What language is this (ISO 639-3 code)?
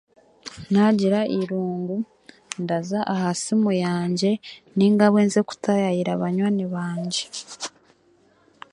cgg